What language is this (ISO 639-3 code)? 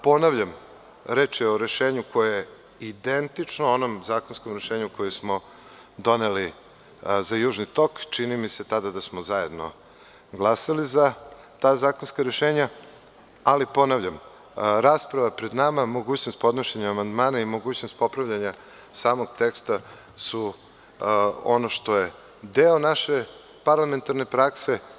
srp